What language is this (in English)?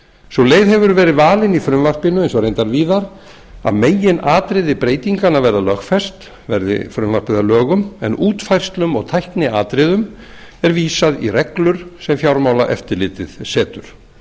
Icelandic